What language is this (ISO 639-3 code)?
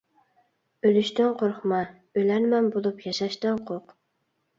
uig